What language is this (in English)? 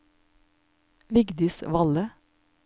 Norwegian